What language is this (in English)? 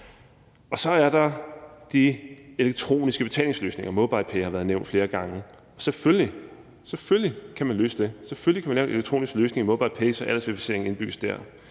Danish